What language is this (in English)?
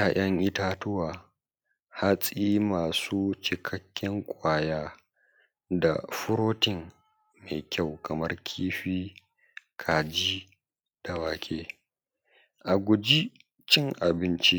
Hausa